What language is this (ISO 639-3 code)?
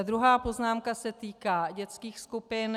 ces